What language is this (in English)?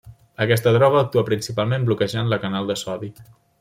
Catalan